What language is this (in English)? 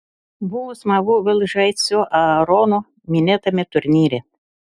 Lithuanian